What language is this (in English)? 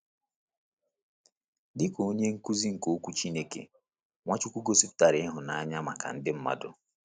Igbo